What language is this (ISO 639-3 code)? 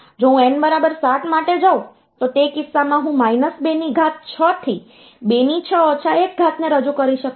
guj